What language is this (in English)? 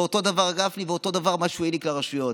Hebrew